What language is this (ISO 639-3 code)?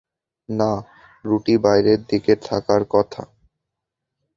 ben